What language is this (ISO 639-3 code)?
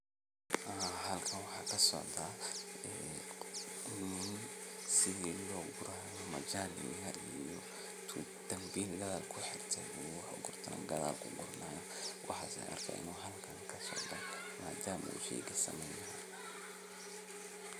som